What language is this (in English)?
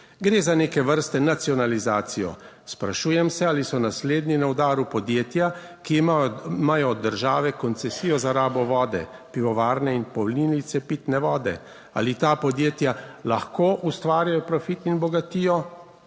Slovenian